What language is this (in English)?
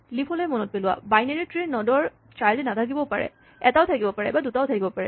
Assamese